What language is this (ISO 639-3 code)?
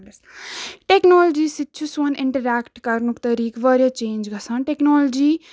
kas